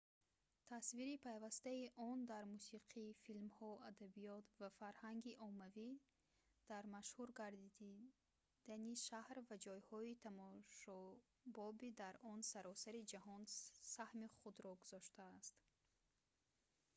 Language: Tajik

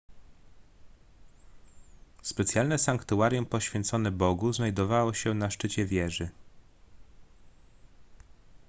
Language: Polish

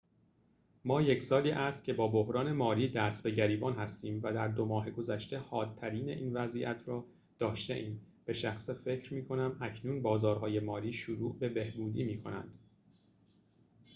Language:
Persian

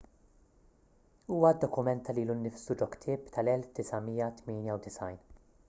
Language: Maltese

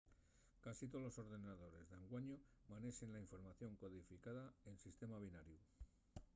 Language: Asturian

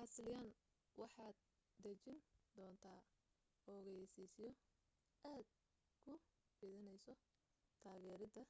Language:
Somali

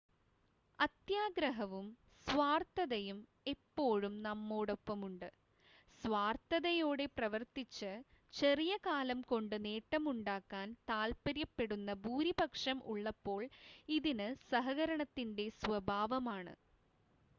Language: Malayalam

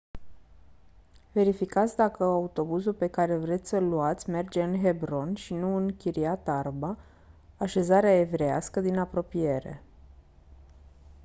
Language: Romanian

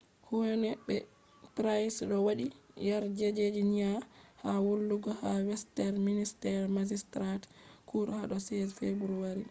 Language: Fula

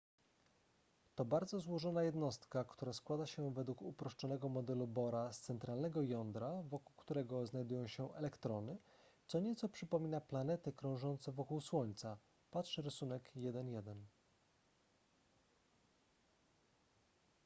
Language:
Polish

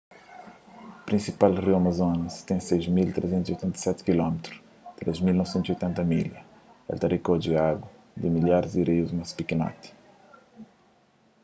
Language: Kabuverdianu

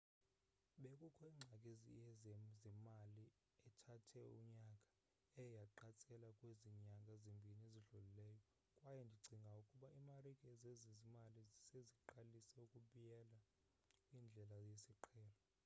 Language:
Xhosa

